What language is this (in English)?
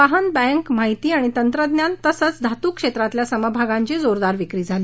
Marathi